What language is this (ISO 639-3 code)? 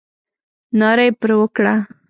pus